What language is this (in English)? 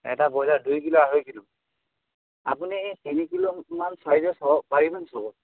Assamese